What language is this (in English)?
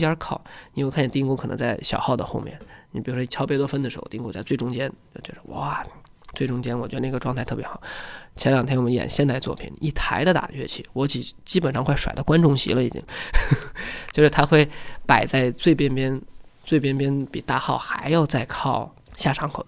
Chinese